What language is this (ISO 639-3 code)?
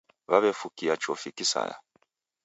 dav